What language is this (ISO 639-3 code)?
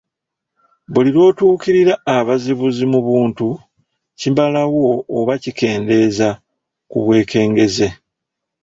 lug